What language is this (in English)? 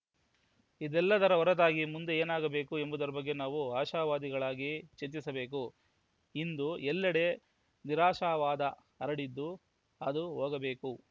Kannada